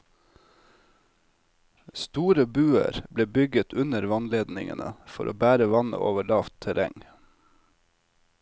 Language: Norwegian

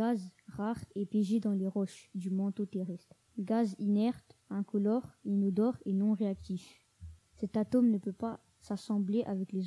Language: French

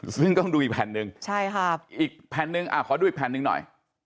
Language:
Thai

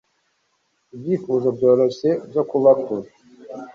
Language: Kinyarwanda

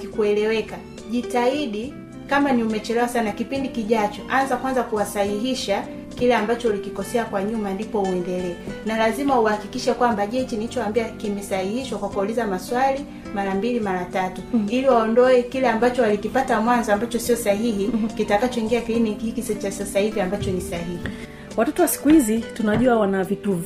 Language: Swahili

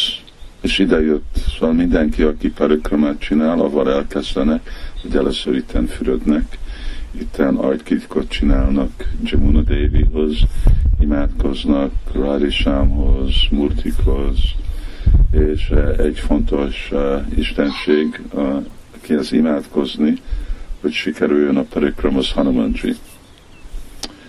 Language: Hungarian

